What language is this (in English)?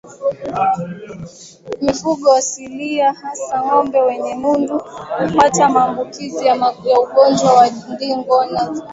Swahili